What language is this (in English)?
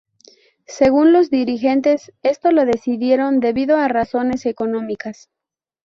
Spanish